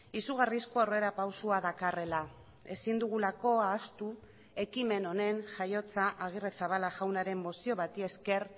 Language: Basque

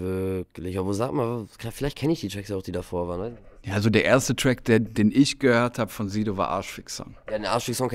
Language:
German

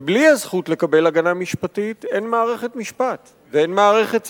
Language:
Hebrew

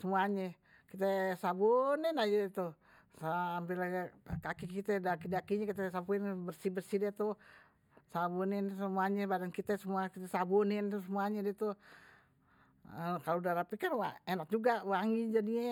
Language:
Betawi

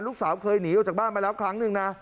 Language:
Thai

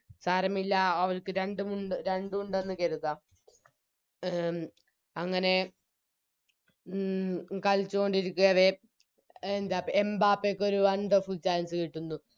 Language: Malayalam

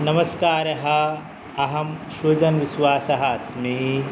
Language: Sanskrit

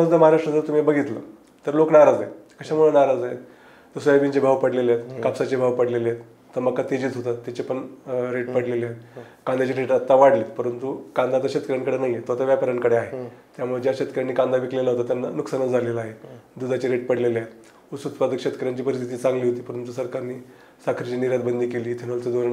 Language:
Marathi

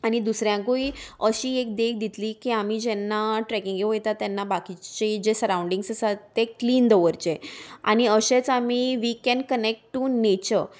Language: Konkani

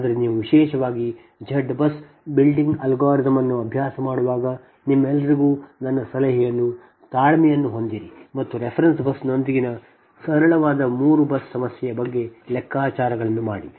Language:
Kannada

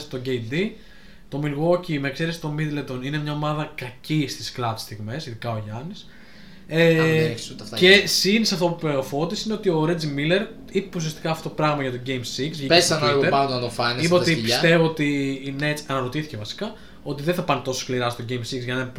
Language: Greek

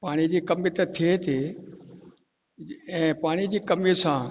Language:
Sindhi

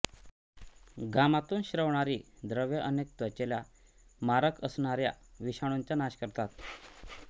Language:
Marathi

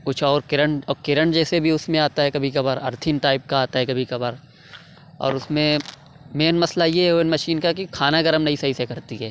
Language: Urdu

